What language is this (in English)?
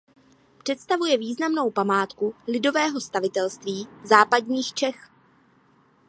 Czech